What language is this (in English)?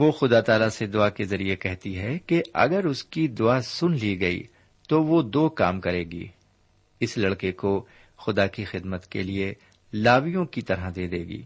Urdu